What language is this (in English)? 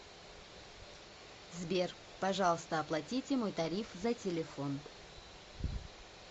Russian